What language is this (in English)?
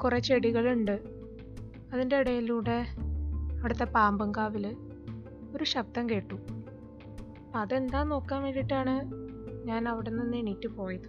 Malayalam